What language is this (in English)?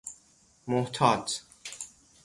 Persian